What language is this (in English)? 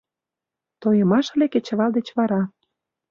Mari